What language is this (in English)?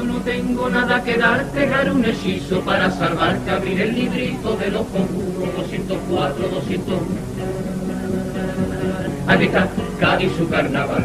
Spanish